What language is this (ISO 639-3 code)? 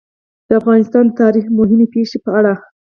pus